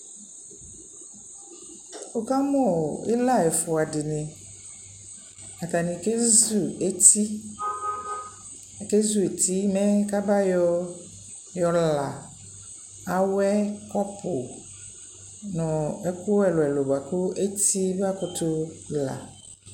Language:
Ikposo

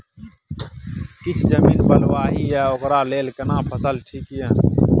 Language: Maithili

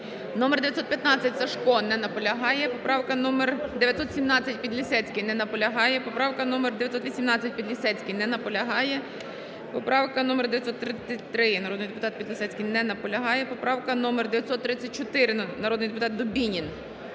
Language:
Ukrainian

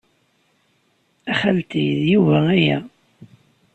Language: Kabyle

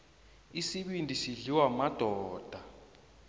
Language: South Ndebele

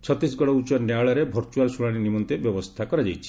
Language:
Odia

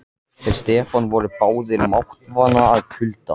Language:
Icelandic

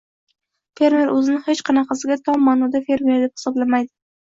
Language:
Uzbek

